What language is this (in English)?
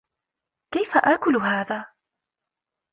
Arabic